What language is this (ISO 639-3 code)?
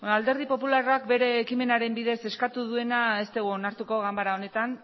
eus